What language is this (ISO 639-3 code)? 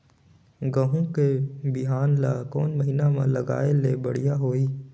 hne